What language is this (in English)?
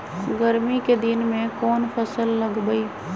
Magahi